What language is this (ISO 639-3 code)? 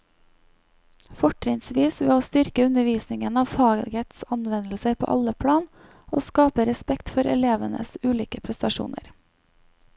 nor